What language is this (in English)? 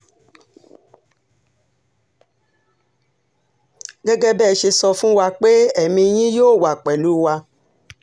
Yoruba